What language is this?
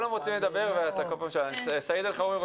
Hebrew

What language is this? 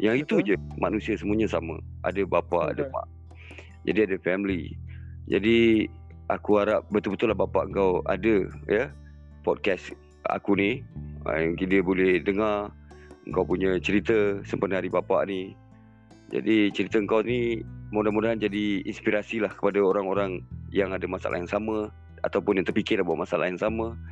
Malay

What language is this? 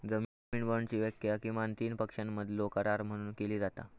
Marathi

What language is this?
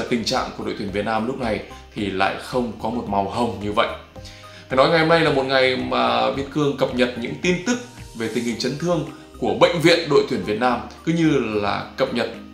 Vietnamese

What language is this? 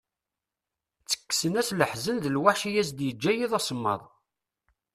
Kabyle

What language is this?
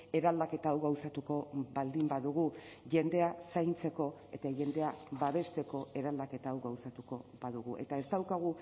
Basque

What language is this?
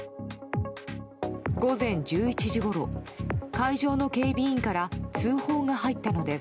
Japanese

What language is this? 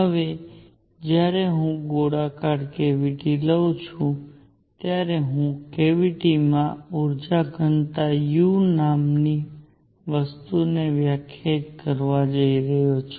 Gujarati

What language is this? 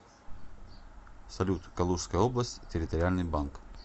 Russian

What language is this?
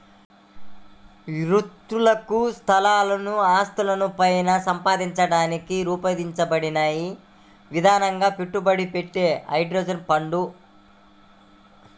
Telugu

